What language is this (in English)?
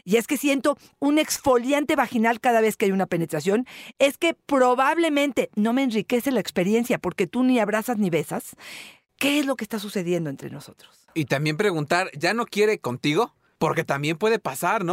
Spanish